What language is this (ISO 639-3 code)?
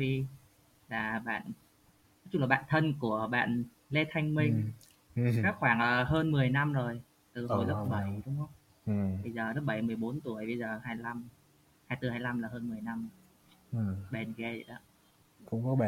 vie